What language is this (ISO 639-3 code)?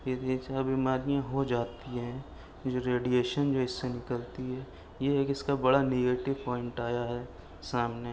urd